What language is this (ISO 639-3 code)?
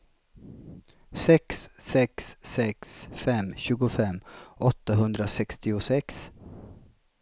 swe